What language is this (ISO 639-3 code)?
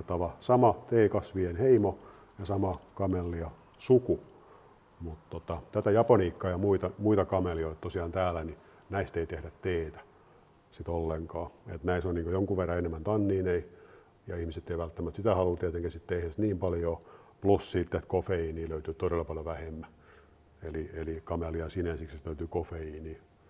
fin